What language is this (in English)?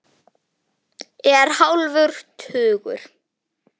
Icelandic